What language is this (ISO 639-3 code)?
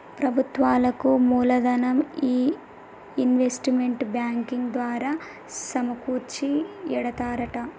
tel